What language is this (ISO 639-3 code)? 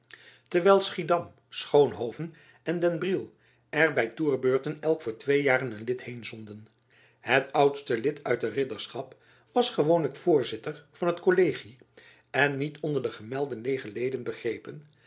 nld